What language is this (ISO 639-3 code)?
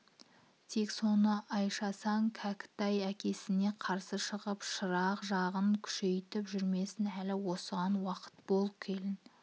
kaz